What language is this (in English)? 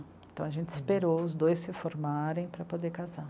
Portuguese